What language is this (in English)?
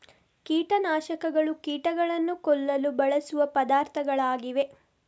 Kannada